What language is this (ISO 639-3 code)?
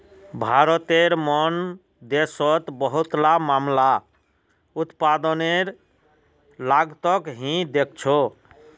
mag